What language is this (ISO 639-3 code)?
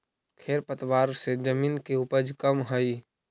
mag